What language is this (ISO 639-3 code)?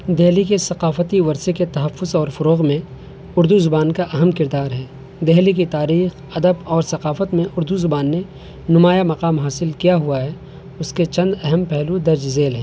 urd